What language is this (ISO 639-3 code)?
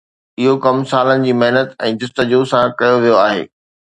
snd